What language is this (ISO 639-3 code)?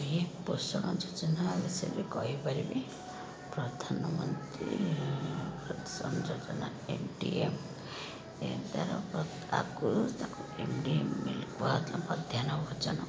ori